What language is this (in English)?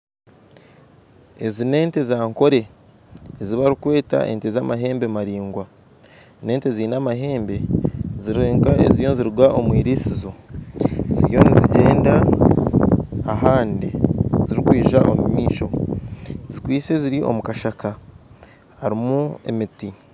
Nyankole